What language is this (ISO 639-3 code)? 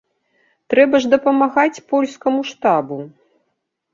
bel